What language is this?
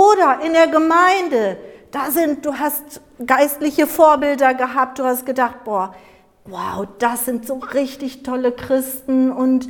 German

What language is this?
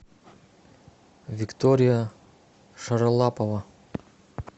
Russian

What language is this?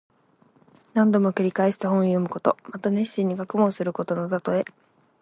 Japanese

